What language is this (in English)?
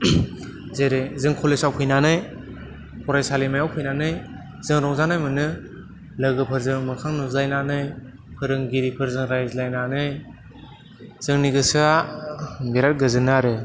Bodo